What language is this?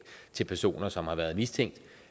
Danish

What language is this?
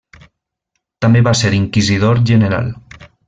Catalan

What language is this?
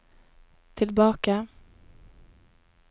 Norwegian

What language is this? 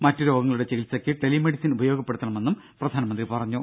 Malayalam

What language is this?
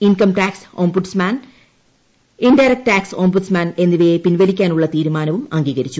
Malayalam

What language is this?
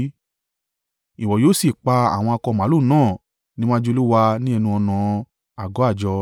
Yoruba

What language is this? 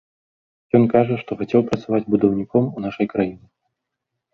Belarusian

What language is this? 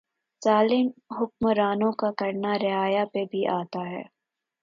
Urdu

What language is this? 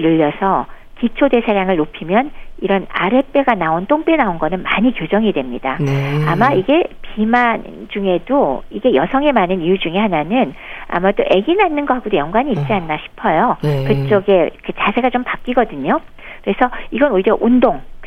Korean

